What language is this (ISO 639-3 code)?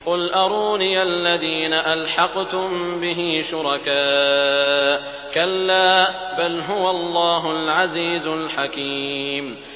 ara